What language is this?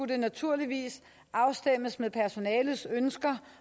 Danish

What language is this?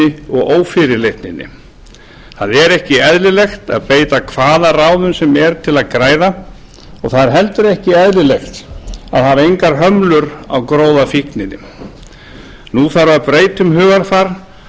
Icelandic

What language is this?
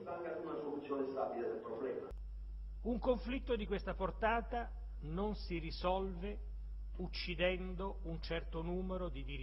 Italian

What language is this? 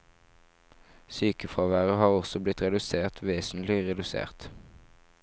Norwegian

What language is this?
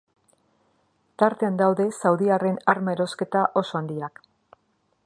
Basque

